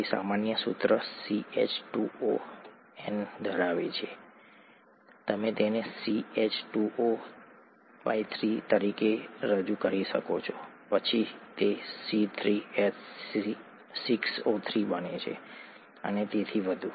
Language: Gujarati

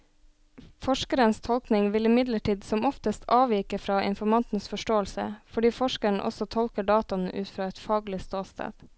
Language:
Norwegian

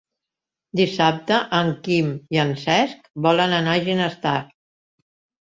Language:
Catalan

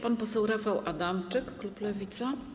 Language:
Polish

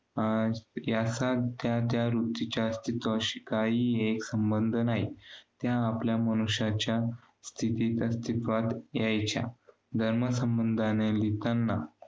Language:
Marathi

